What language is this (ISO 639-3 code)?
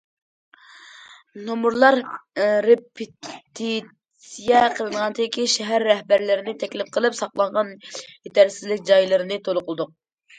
uig